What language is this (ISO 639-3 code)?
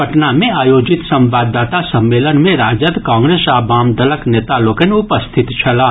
mai